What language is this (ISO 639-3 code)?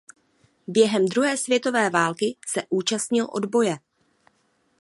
ces